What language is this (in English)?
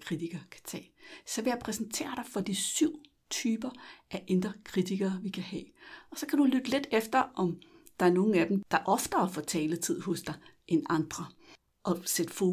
Danish